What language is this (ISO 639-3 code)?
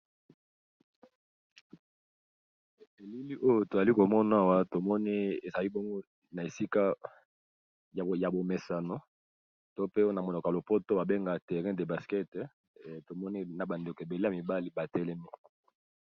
lin